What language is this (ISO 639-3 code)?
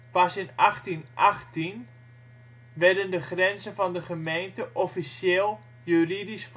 nld